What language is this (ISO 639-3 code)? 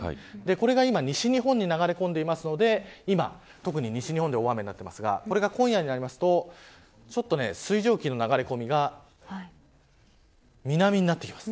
jpn